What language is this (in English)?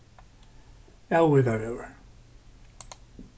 Faroese